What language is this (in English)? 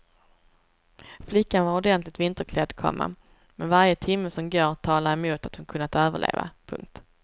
Swedish